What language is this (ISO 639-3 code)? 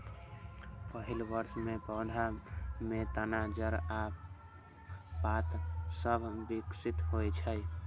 mai